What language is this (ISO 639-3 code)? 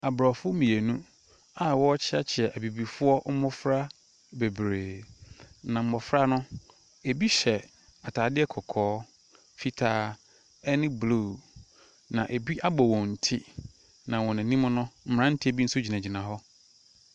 aka